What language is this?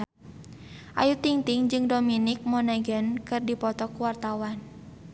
Sundanese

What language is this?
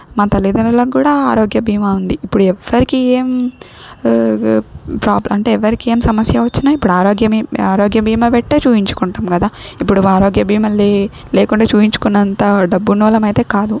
Telugu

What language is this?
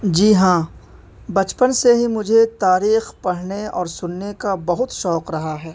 Urdu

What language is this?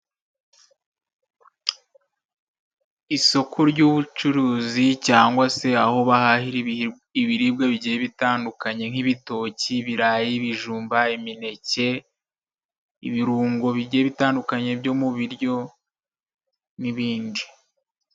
Kinyarwanda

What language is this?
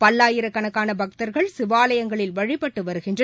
Tamil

